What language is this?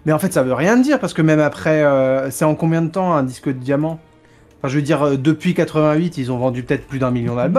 French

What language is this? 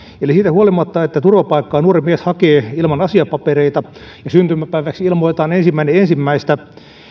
Finnish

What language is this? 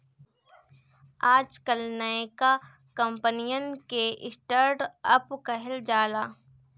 Bhojpuri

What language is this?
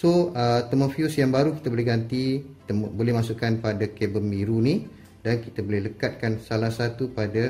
Malay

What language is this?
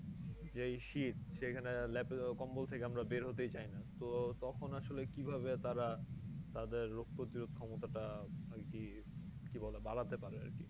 Bangla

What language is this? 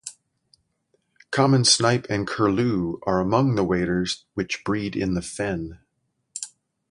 English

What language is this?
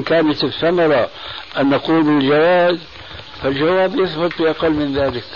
Arabic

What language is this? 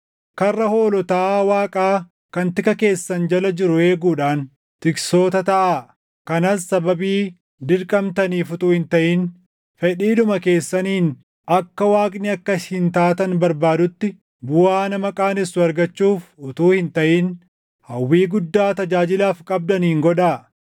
Oromo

